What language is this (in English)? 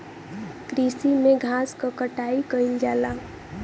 Bhojpuri